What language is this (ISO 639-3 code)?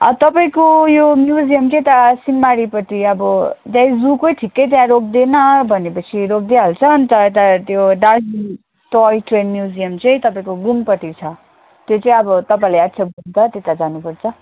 nep